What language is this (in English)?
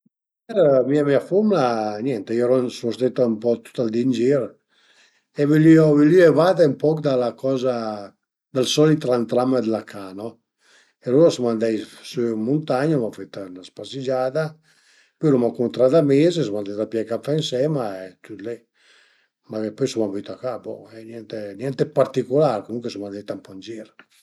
Piedmontese